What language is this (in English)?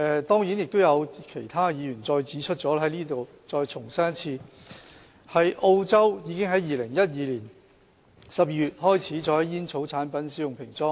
Cantonese